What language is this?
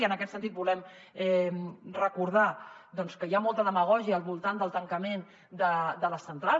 Catalan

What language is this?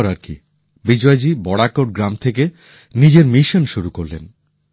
Bangla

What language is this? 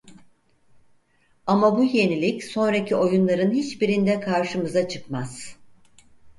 Turkish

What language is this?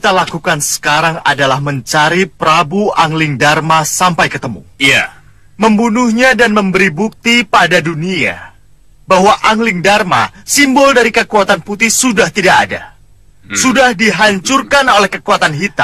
Indonesian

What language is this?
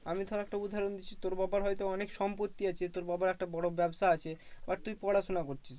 Bangla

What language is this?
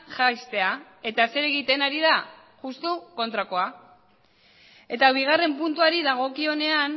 Basque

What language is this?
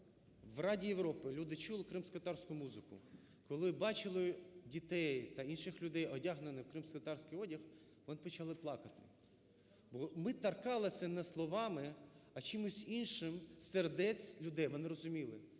Ukrainian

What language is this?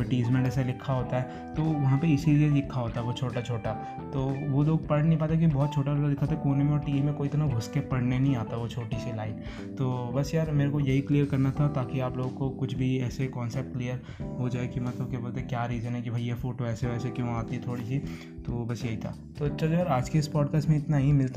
Hindi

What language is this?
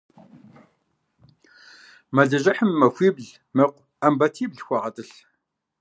Kabardian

